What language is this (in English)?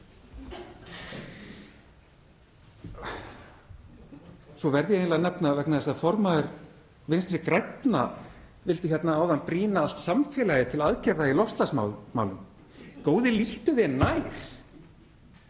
Icelandic